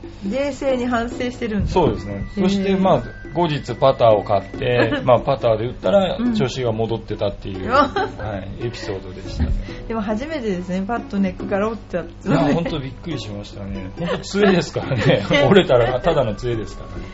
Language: Japanese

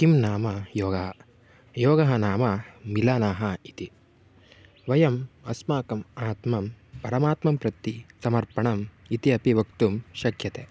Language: Sanskrit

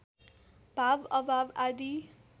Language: Nepali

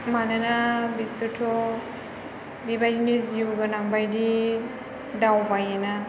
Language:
Bodo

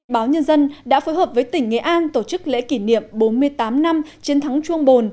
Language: Vietnamese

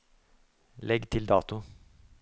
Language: Norwegian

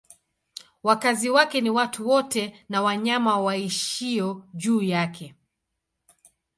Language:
Swahili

